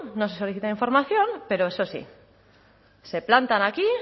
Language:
Spanish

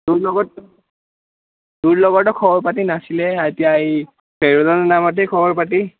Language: Assamese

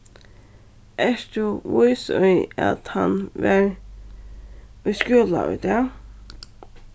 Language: Faroese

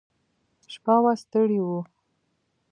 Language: Pashto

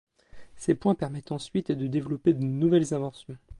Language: French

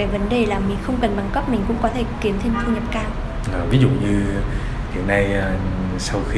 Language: Vietnamese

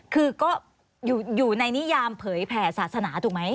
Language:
Thai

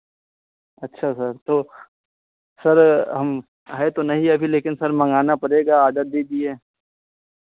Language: Hindi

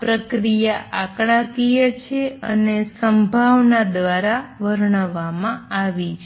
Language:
Gujarati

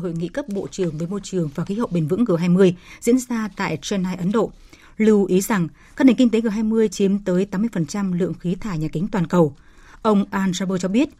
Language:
Vietnamese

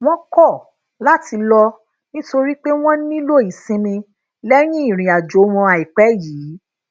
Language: Yoruba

